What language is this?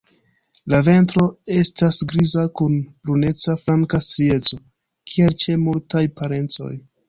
Esperanto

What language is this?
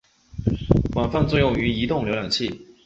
Chinese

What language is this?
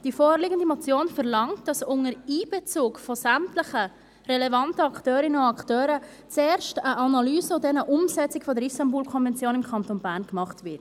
Swiss German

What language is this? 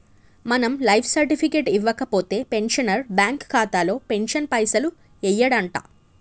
Telugu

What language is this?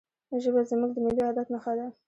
Pashto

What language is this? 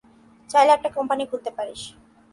Bangla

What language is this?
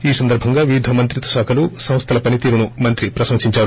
Telugu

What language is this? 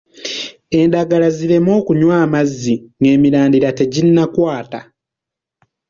Ganda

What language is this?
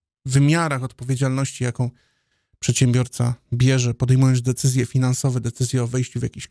Polish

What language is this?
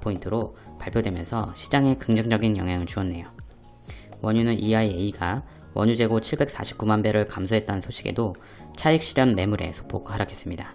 Korean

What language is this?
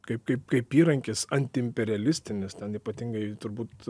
Lithuanian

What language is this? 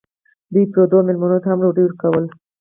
Pashto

